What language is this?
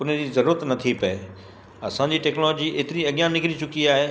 Sindhi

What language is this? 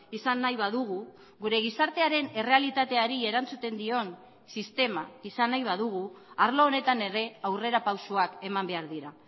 Basque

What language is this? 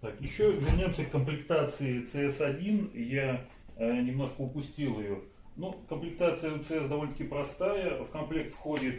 Russian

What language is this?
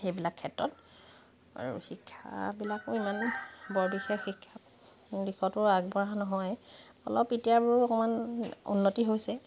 Assamese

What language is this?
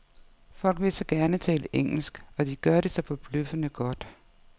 Danish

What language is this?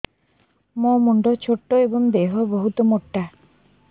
Odia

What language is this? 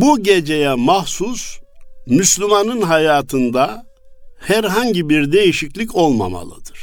Turkish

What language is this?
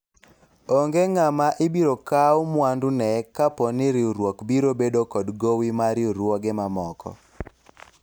Luo (Kenya and Tanzania)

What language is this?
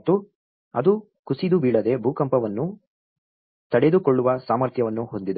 Kannada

